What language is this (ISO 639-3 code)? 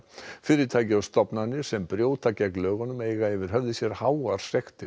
isl